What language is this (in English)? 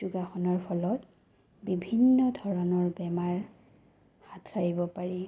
Assamese